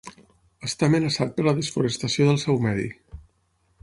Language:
Catalan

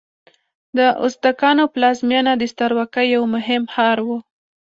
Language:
Pashto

